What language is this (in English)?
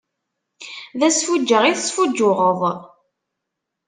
Kabyle